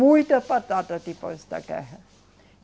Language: Portuguese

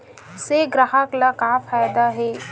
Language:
Chhattisgarhi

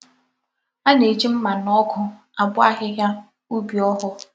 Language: Igbo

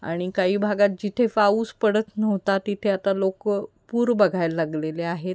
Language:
Marathi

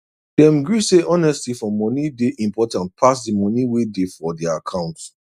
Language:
Nigerian Pidgin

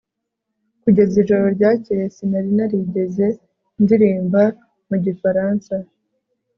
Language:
Kinyarwanda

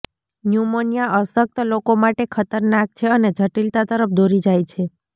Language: Gujarati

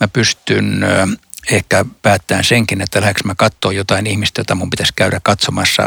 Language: Finnish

